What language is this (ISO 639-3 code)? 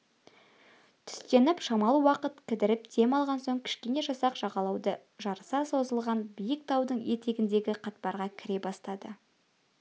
kaz